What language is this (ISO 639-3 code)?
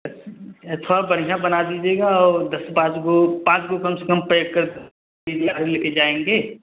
hin